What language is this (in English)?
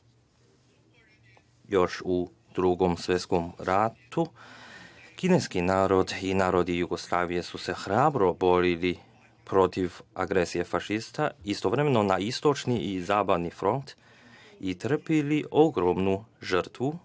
Serbian